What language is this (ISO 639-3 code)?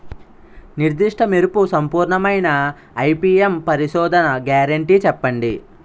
tel